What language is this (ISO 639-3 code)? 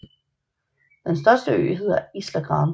dan